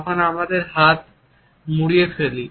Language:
Bangla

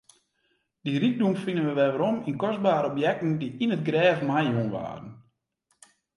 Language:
Western Frisian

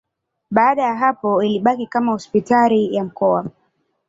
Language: Swahili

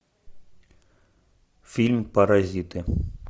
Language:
Russian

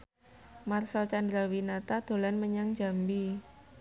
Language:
Javanese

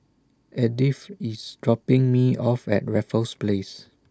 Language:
English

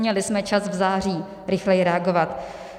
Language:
Czech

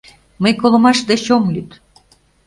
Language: Mari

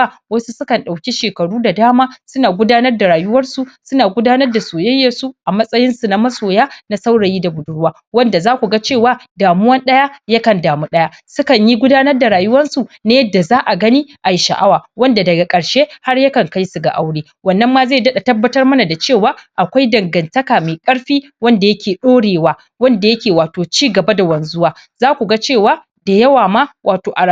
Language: Hausa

